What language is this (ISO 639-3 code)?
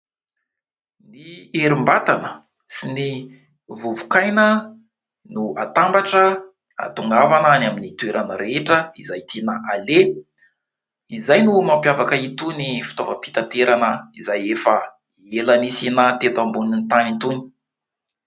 mlg